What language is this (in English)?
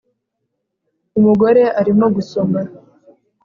Kinyarwanda